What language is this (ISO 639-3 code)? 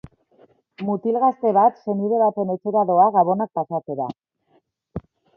eus